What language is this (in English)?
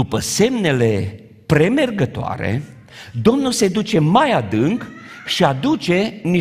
Romanian